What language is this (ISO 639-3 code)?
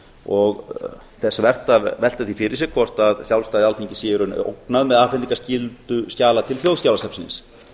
isl